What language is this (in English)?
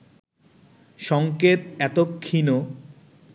Bangla